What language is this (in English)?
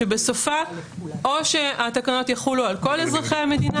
Hebrew